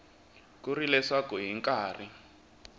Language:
Tsonga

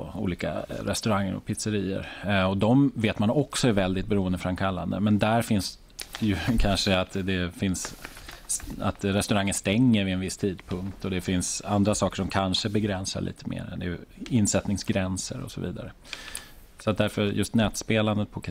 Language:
Swedish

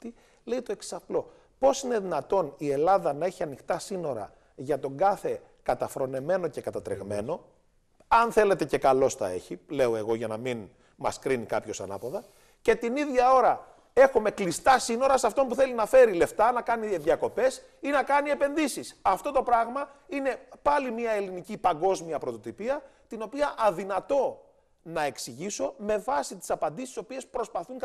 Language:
Greek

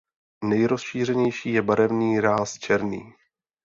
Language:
Czech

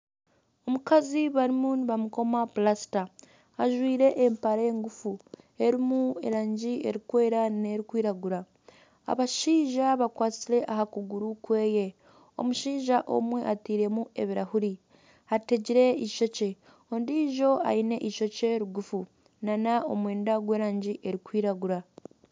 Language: Nyankole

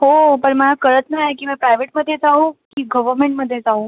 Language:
Marathi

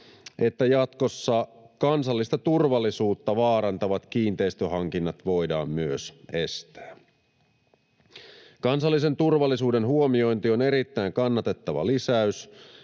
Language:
Finnish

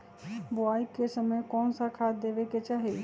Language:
Magahi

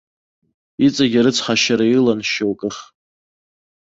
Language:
Abkhazian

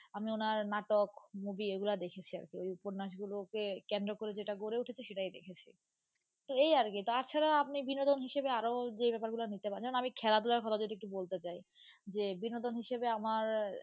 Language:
Bangla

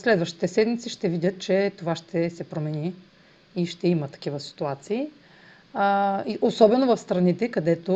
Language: Bulgarian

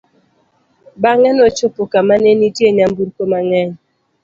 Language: Luo (Kenya and Tanzania)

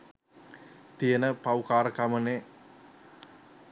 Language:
Sinhala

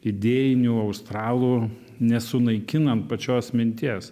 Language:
Lithuanian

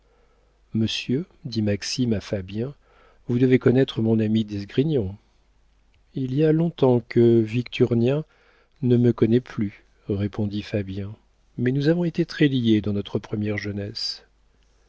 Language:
French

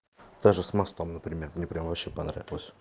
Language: Russian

